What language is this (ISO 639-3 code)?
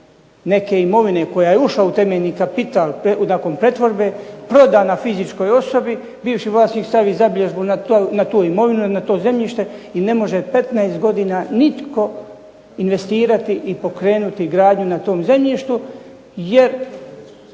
hrv